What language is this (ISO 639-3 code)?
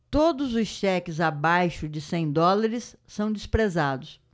por